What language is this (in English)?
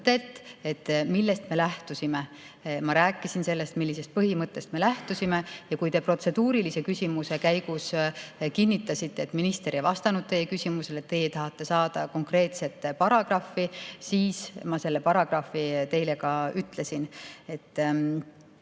Estonian